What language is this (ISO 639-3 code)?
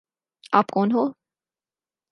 urd